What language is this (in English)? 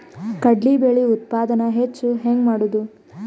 Kannada